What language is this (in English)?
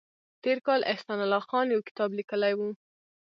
Pashto